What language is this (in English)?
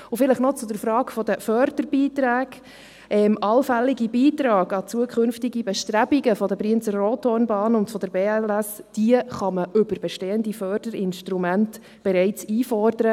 Swiss German